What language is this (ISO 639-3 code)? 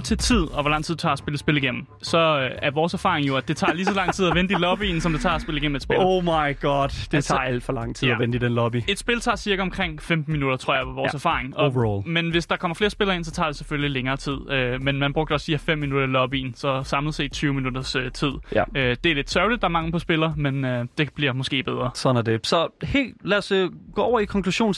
dan